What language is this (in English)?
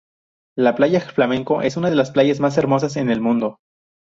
Spanish